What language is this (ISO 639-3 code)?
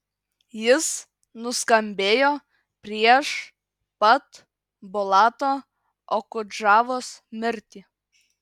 lit